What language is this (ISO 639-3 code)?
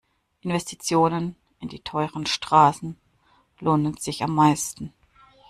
deu